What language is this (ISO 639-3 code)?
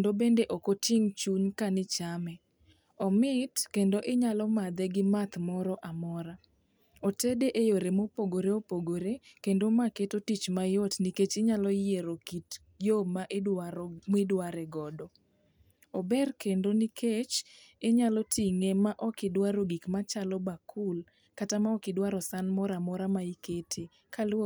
luo